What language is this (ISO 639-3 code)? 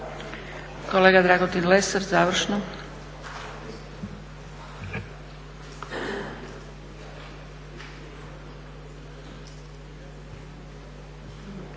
hrv